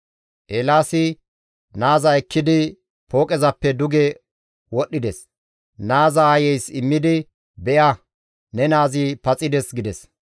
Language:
Gamo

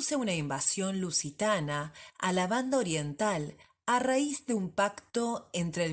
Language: Spanish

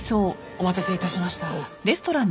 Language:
Japanese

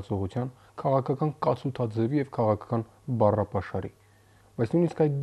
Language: Romanian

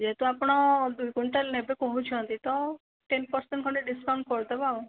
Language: Odia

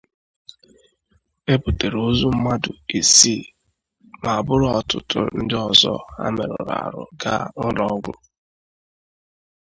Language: Igbo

